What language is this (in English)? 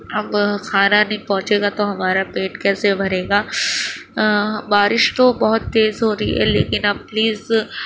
Urdu